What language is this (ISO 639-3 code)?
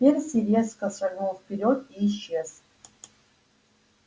rus